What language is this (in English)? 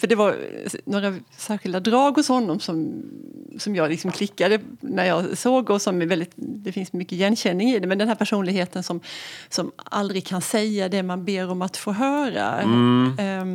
Swedish